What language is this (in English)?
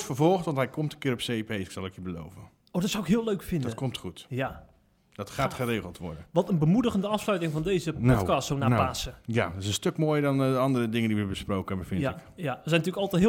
Dutch